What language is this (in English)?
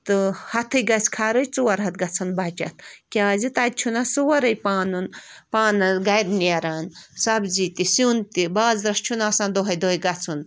Kashmiri